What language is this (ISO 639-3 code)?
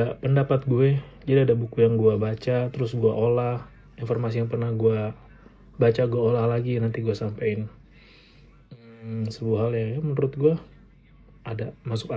ind